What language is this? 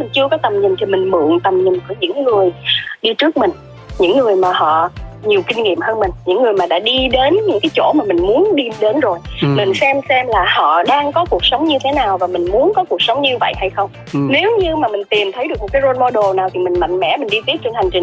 Vietnamese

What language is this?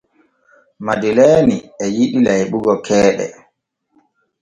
Borgu Fulfulde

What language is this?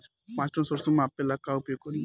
Bhojpuri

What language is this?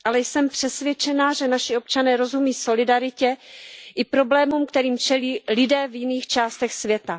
Czech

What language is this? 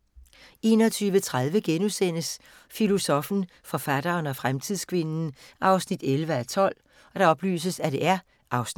Danish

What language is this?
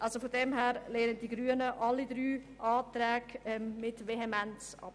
Swiss German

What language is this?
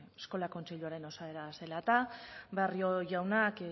Basque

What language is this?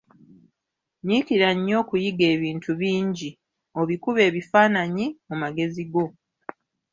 Ganda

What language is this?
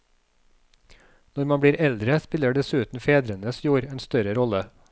Norwegian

